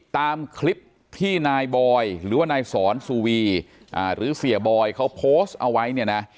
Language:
Thai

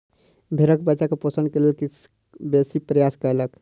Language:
Maithili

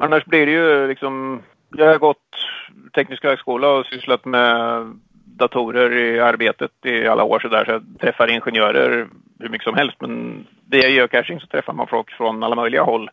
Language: Swedish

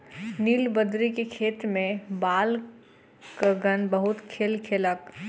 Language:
Maithili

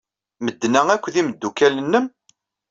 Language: Kabyle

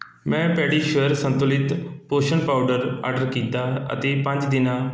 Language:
Punjabi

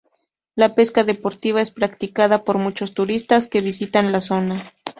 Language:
Spanish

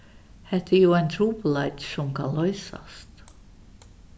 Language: Faroese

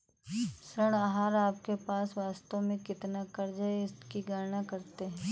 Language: Hindi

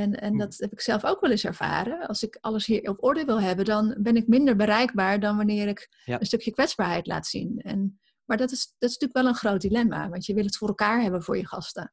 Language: Dutch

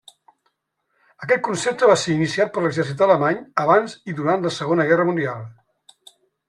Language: Catalan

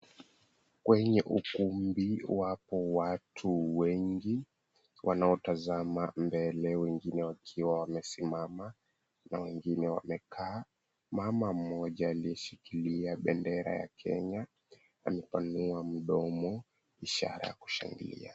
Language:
Swahili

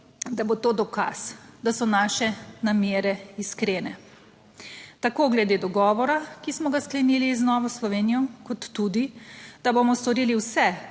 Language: Slovenian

